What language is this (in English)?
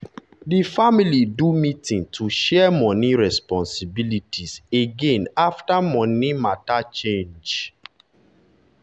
Nigerian Pidgin